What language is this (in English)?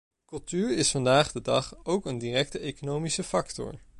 Dutch